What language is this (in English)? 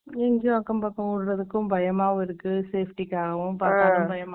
Tamil